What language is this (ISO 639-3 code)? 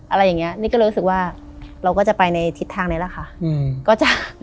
tha